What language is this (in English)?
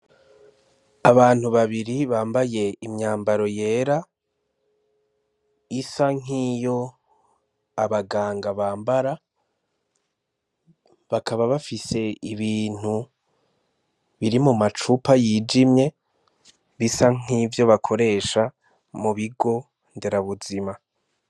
Rundi